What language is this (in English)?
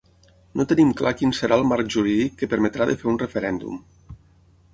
Catalan